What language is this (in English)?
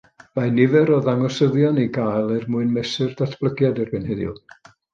Welsh